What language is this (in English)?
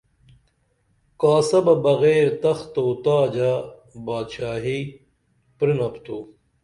Dameli